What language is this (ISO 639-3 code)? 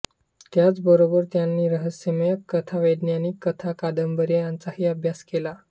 mar